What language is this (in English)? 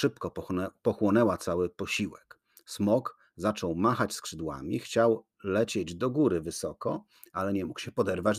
Polish